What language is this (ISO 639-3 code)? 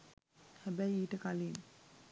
sin